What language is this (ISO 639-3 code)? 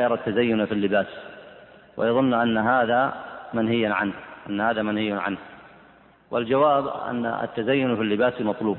ara